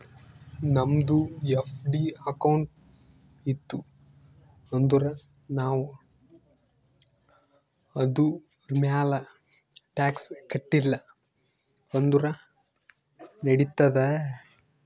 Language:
Kannada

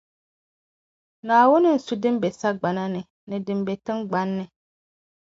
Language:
Dagbani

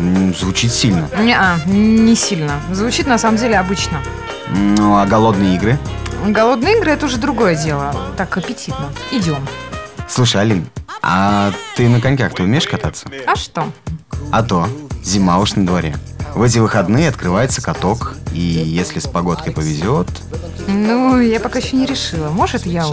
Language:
Russian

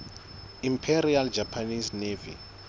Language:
Southern Sotho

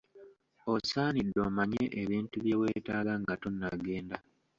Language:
Ganda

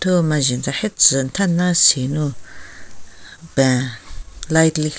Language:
Southern Rengma Naga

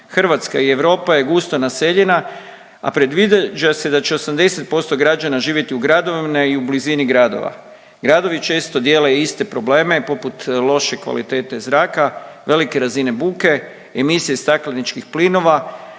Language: Croatian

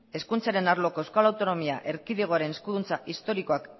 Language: Basque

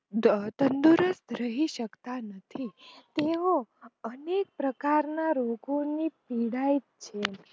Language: Gujarati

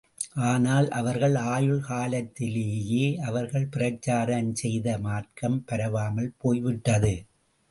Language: Tamil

